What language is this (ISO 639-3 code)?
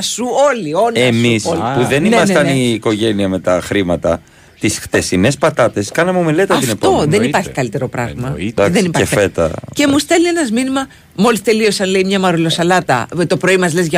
ell